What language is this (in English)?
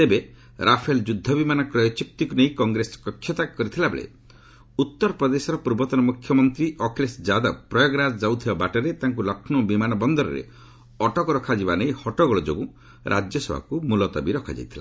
Odia